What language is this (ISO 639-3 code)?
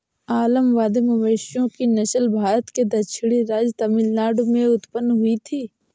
hin